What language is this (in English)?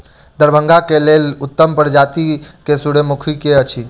Maithili